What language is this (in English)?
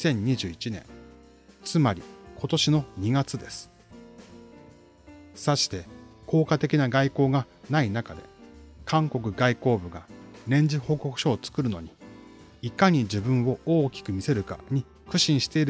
Japanese